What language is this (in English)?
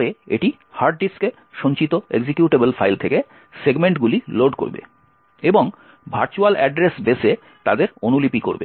Bangla